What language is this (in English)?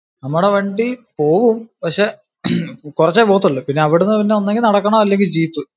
Malayalam